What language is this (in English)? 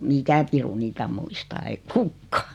Finnish